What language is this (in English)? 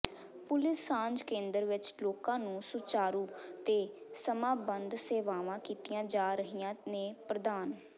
Punjabi